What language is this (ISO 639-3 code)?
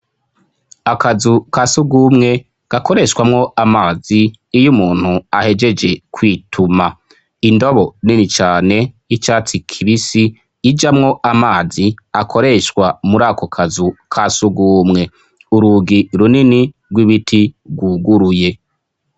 run